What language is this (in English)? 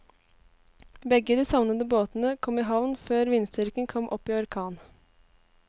Norwegian